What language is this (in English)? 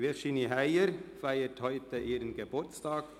Swiss German